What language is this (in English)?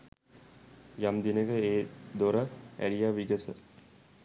Sinhala